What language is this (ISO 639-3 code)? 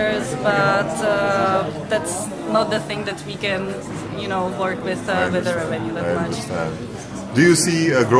eng